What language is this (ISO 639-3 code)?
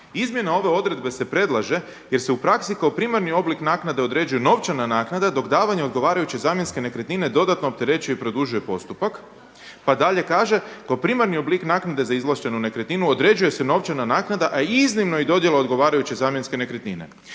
hrv